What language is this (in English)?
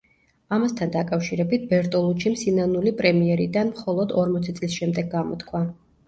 Georgian